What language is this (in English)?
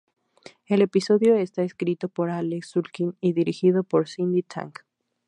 Spanish